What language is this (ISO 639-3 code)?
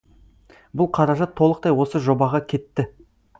kaz